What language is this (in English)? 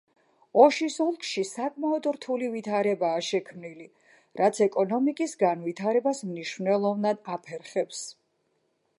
Georgian